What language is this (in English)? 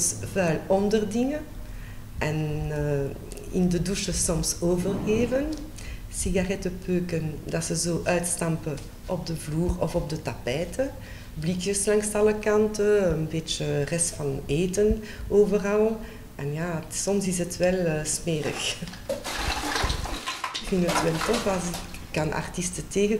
Dutch